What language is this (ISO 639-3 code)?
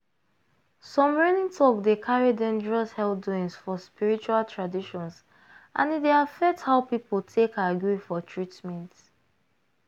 pcm